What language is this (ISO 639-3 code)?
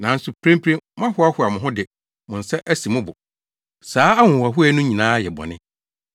aka